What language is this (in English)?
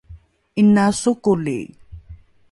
Rukai